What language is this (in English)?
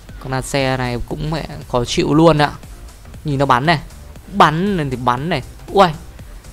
Vietnamese